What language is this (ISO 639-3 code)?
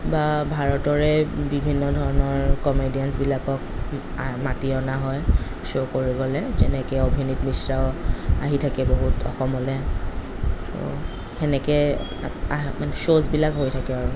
asm